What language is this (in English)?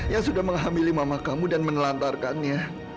Indonesian